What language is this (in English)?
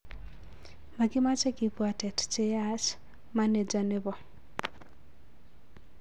Kalenjin